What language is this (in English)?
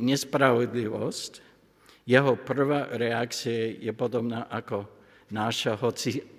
Slovak